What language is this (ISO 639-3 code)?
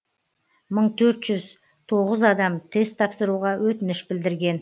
kaz